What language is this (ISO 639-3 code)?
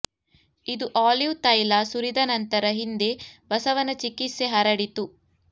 kan